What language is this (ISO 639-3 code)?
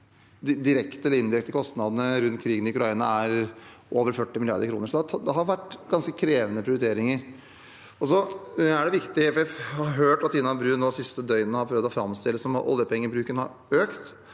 nor